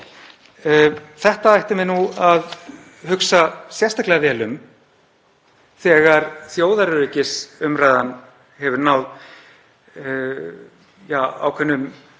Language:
Icelandic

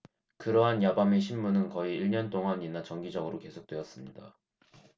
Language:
Korean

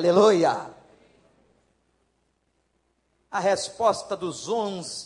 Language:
Portuguese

